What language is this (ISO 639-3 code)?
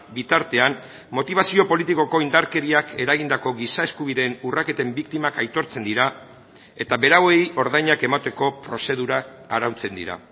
eus